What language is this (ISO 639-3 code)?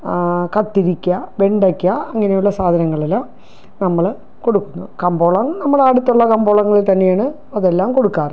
mal